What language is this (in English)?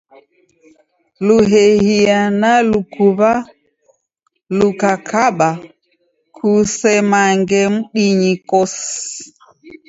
Taita